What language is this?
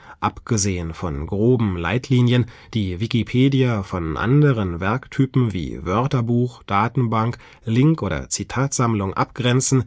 German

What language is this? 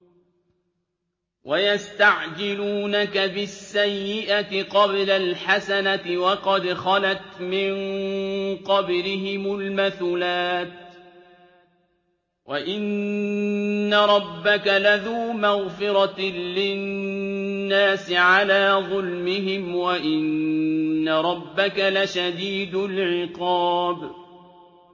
Arabic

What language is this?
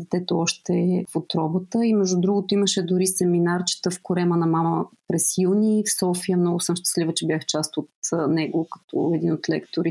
Bulgarian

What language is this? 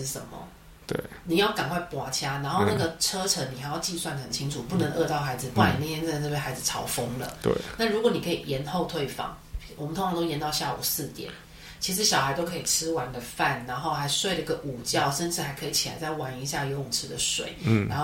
Chinese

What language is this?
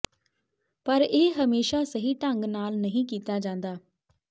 Punjabi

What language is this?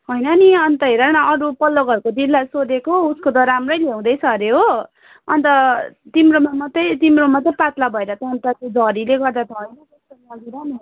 Nepali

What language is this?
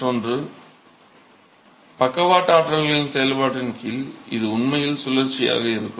Tamil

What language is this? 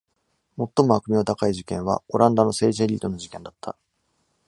Japanese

